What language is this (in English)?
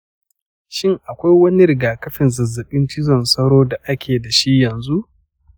Hausa